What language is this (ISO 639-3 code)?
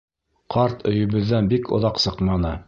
bak